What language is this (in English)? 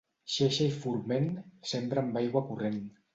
Catalan